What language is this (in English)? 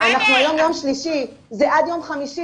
Hebrew